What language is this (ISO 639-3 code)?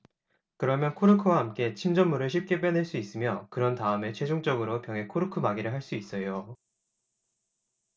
kor